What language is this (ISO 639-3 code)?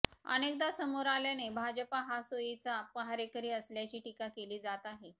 mar